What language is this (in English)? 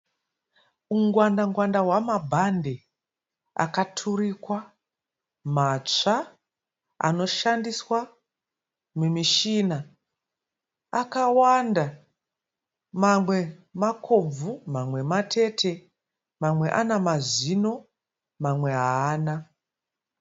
Shona